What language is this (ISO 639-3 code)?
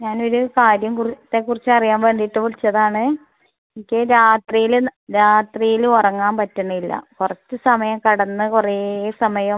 mal